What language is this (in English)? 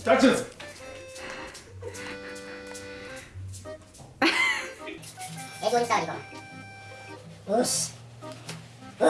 Korean